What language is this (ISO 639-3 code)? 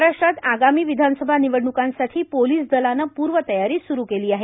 mar